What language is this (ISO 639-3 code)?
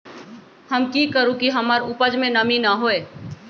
mag